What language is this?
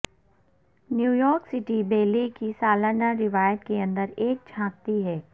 Urdu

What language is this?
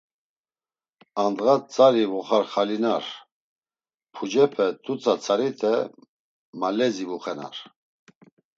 Laz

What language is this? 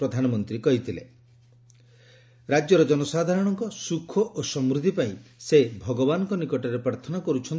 Odia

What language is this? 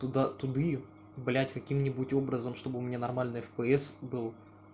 Russian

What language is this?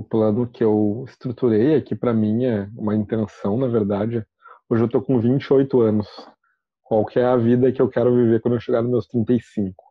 Portuguese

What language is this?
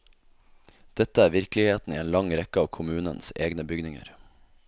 Norwegian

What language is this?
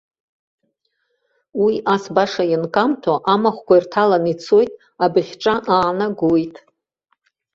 Abkhazian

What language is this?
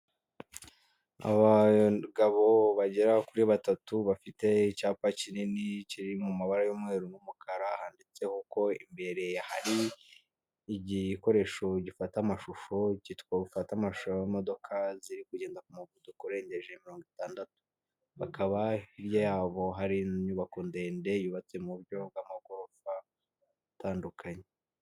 Kinyarwanda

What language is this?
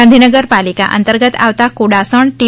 Gujarati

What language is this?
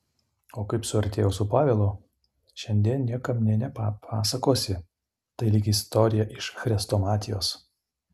Lithuanian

